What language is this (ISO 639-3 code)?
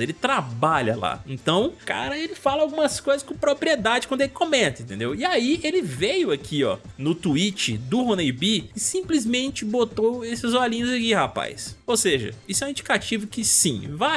por